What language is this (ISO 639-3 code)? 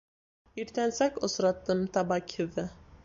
bak